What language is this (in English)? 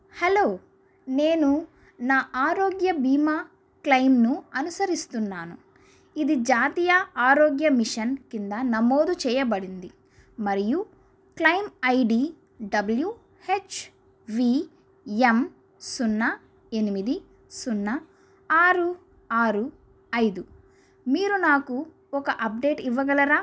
Telugu